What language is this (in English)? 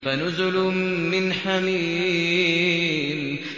Arabic